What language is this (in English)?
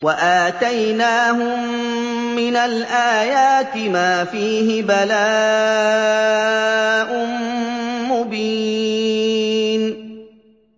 Arabic